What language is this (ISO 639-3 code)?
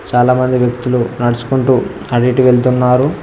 tel